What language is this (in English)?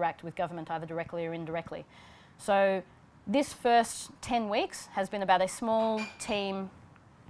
English